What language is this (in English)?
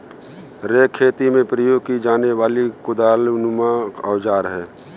Hindi